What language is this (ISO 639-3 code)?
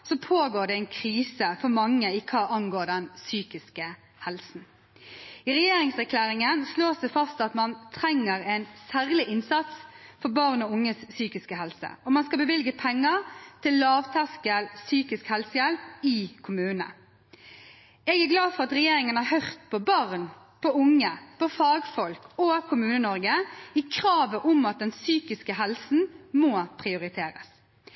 nob